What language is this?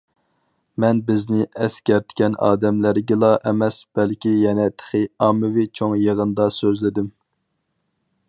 Uyghur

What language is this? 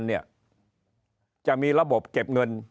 Thai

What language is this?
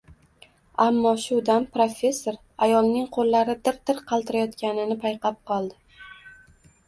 Uzbek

